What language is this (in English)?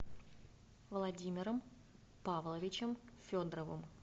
Russian